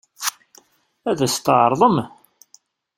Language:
Kabyle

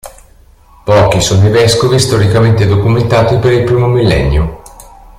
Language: Italian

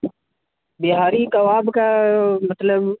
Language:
Urdu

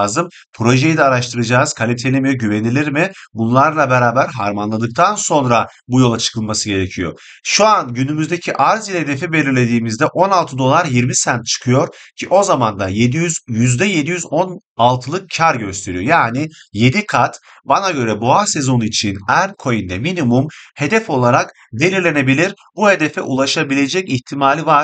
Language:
Turkish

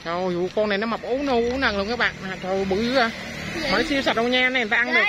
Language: Vietnamese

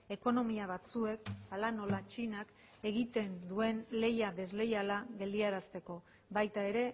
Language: Basque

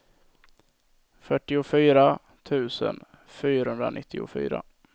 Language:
Swedish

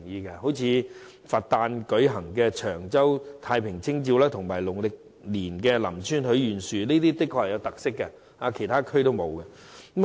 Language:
Cantonese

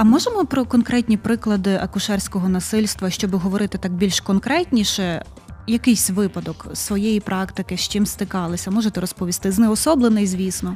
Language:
Ukrainian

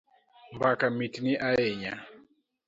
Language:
Luo (Kenya and Tanzania)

